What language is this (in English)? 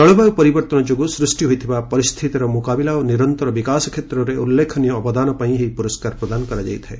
Odia